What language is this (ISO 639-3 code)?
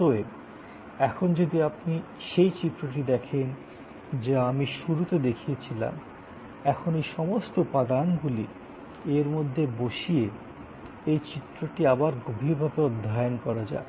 ben